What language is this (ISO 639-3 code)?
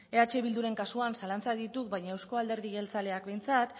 eus